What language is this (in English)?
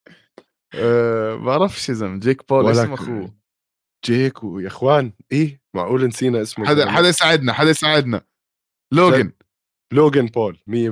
Arabic